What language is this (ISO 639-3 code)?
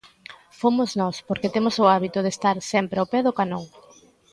glg